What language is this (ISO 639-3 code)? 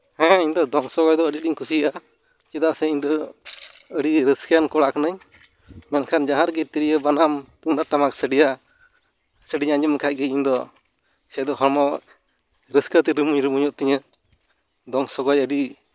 sat